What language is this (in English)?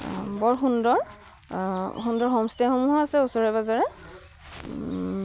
Assamese